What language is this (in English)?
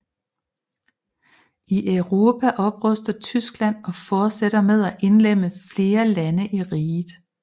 Danish